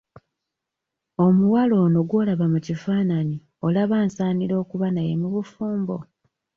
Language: Ganda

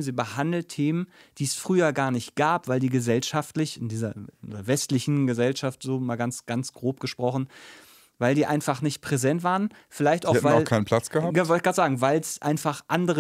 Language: German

